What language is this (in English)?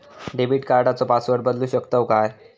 Marathi